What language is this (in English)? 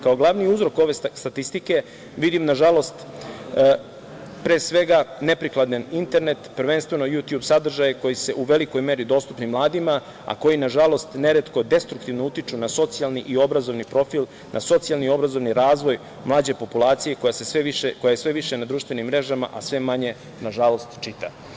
Serbian